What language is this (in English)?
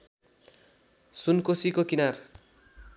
Nepali